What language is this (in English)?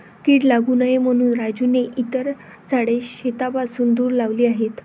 Marathi